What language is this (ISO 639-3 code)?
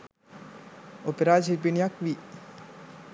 sin